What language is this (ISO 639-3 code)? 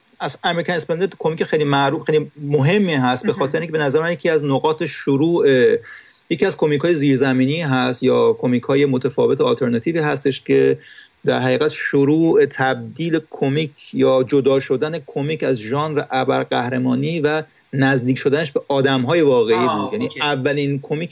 fas